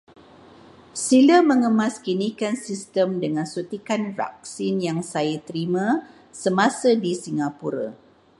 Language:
Malay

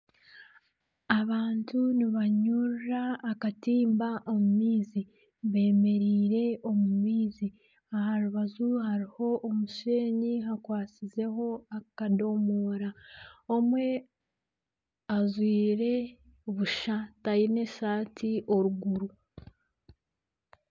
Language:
Nyankole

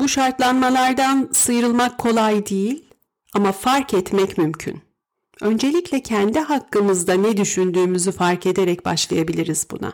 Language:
Turkish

